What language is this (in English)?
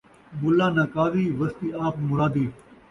Saraiki